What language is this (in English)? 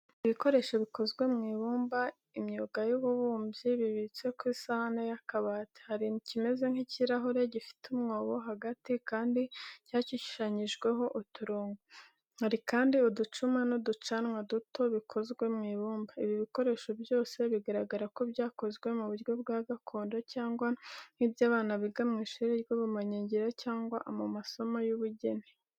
Kinyarwanda